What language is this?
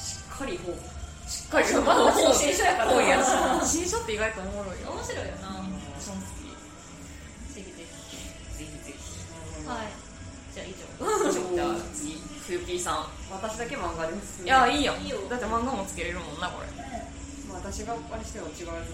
Japanese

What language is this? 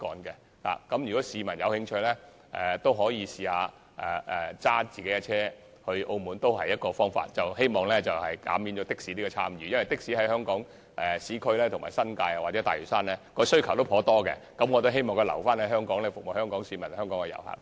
Cantonese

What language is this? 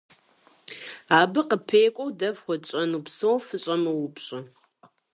Kabardian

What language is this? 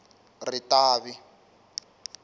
Tsonga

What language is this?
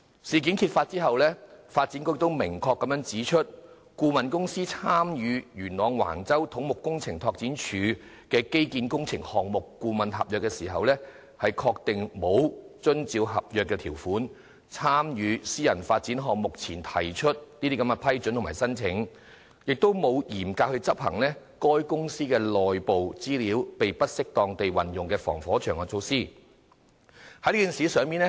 Cantonese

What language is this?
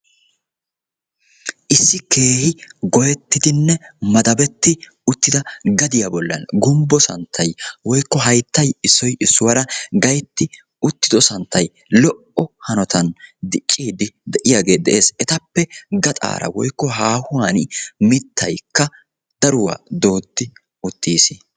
Wolaytta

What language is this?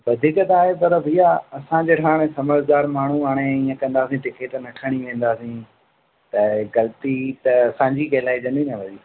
Sindhi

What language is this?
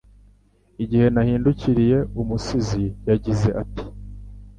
Kinyarwanda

